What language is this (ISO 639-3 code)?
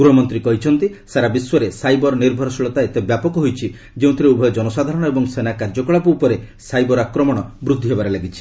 ori